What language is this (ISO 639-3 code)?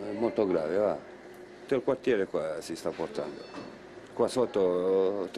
ita